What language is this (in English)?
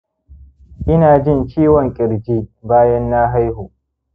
Hausa